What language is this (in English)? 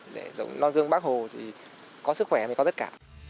Vietnamese